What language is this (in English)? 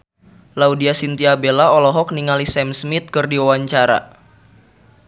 Sundanese